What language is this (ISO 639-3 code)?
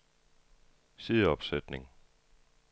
dan